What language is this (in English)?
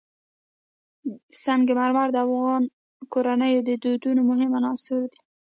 Pashto